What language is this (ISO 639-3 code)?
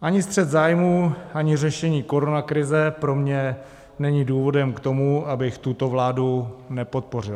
ces